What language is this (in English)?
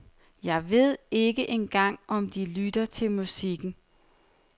Danish